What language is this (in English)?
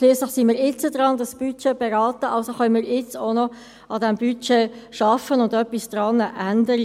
Swiss German